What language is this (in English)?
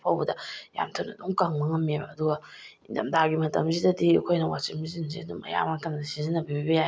Manipuri